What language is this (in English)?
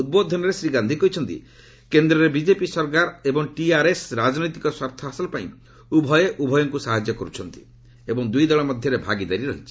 Odia